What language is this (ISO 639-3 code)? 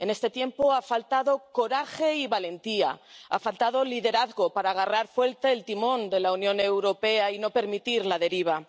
spa